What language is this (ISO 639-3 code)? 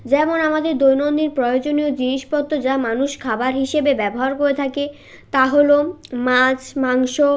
ben